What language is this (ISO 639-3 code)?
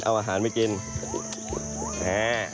tha